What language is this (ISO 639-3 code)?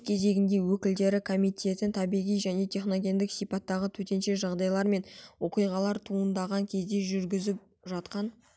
kaz